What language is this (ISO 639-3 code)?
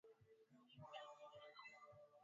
swa